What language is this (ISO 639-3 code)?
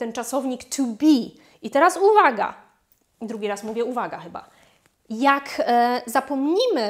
pol